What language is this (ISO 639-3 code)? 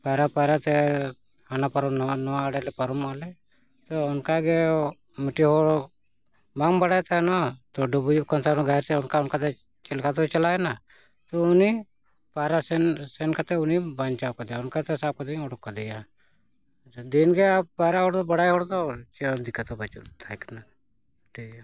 sat